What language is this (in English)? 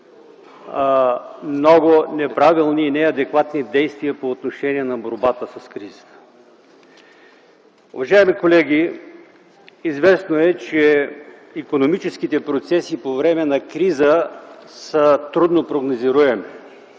Bulgarian